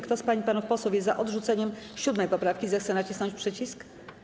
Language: Polish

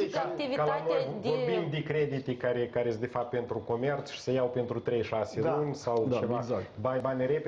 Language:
Romanian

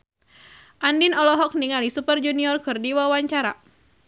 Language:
Sundanese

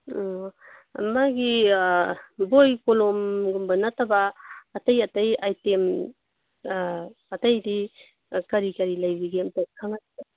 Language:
Manipuri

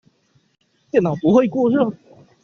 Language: Chinese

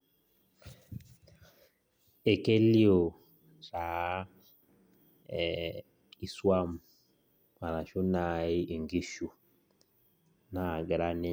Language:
Masai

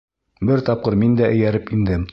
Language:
Bashkir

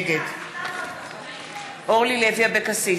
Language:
Hebrew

